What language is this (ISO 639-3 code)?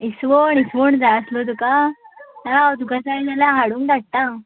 kok